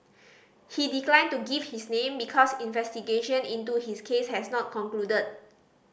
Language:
English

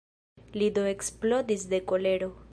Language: Esperanto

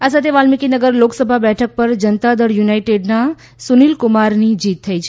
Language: Gujarati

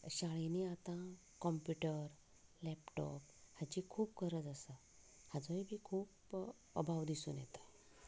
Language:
Konkani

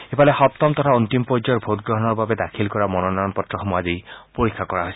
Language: Assamese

